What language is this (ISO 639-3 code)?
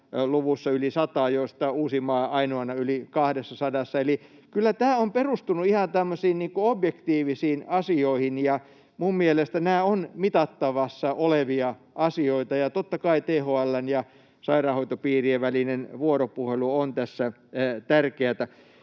fin